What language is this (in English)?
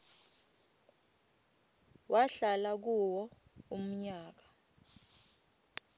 Swati